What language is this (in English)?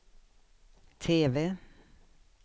Swedish